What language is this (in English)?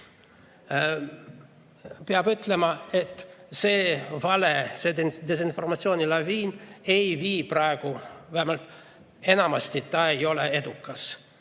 Estonian